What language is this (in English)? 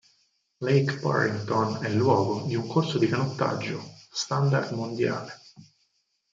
Italian